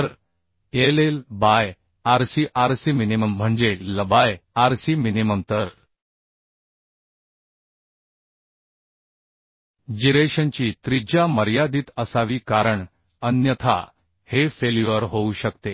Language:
Marathi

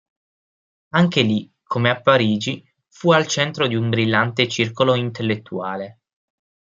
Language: Italian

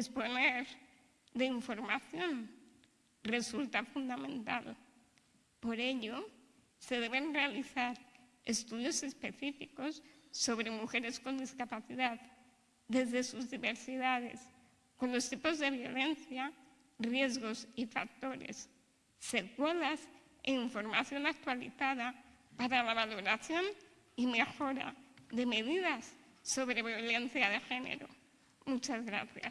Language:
Spanish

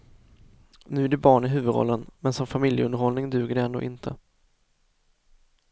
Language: Swedish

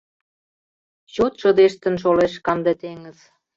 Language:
Mari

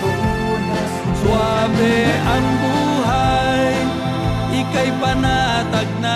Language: Filipino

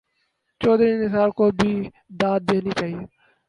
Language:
Urdu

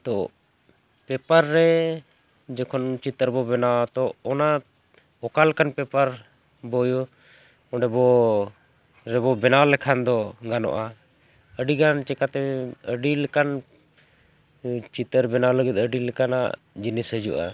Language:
Santali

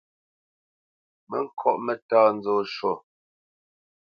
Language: Bamenyam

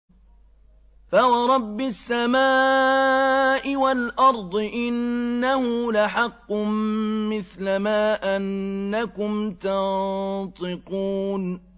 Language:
Arabic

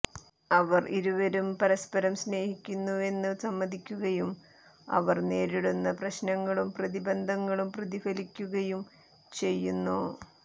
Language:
Malayalam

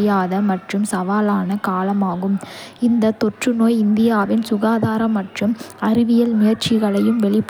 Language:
Kota (India)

